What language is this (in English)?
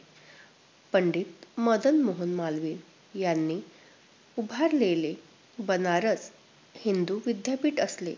Marathi